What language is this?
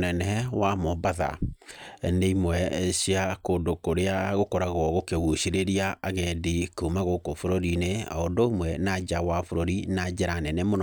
Kikuyu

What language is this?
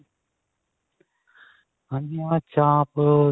Punjabi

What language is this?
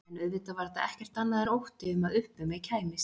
Icelandic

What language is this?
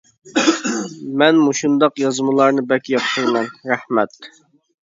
Uyghur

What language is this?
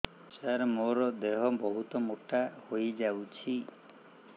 Odia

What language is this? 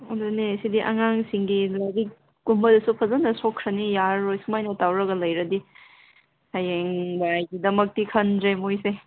Manipuri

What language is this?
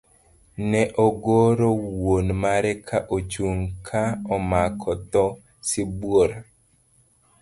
Luo (Kenya and Tanzania)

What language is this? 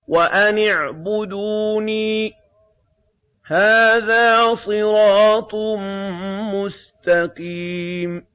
Arabic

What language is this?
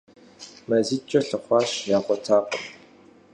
Kabardian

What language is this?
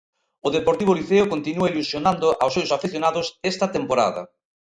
Galician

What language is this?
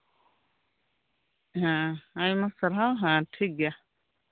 Santali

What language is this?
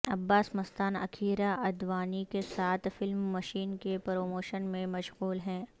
Urdu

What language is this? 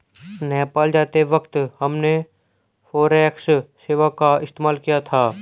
Hindi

